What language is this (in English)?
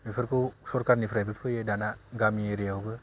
Bodo